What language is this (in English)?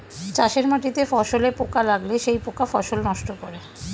Bangla